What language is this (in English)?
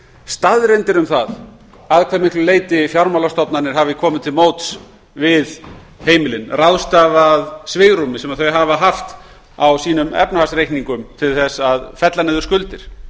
Icelandic